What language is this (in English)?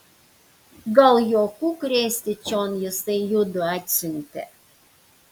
Lithuanian